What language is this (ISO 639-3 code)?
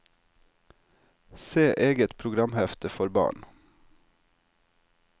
nor